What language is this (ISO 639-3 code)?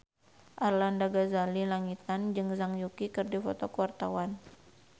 sun